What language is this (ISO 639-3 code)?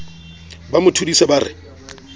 sot